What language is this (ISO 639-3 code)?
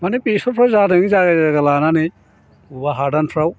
brx